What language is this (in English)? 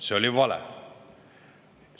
Estonian